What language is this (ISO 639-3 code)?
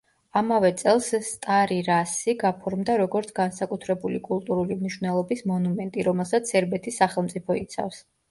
kat